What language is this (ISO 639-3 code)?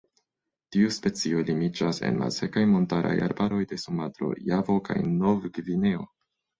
epo